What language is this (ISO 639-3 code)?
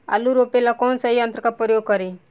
bho